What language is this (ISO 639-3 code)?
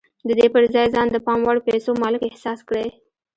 pus